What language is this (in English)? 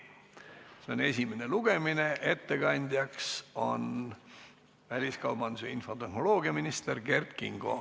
Estonian